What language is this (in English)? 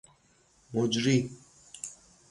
Persian